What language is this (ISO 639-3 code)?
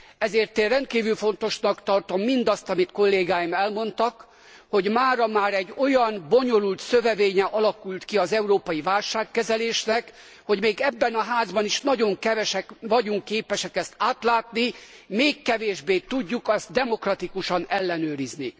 hun